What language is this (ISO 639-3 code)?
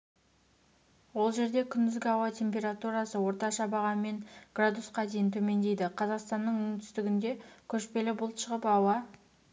kaz